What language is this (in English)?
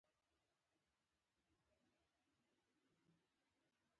Pashto